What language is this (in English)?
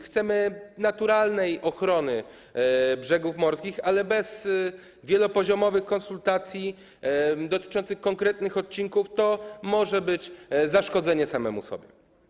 Polish